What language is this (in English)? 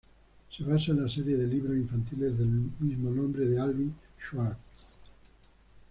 Spanish